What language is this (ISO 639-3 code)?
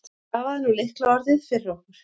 isl